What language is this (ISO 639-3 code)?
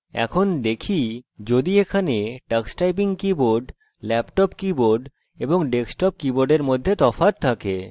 ben